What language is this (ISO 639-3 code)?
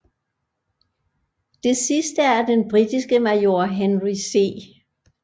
dan